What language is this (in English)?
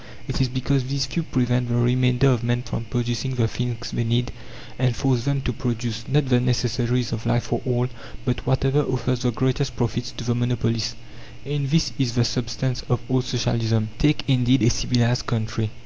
English